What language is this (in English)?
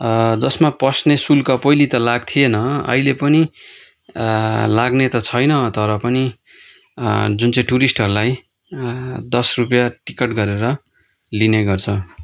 Nepali